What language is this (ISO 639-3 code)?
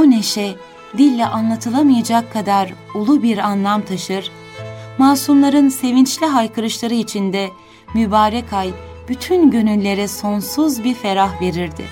tur